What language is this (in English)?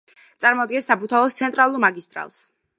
Georgian